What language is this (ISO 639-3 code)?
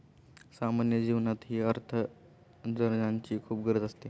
mar